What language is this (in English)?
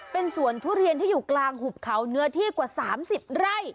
Thai